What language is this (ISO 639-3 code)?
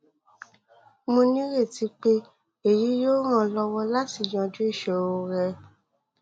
yor